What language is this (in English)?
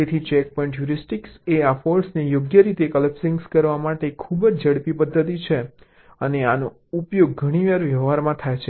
Gujarati